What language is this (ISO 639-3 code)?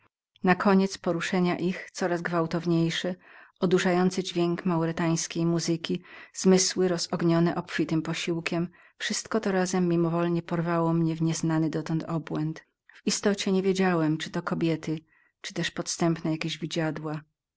pol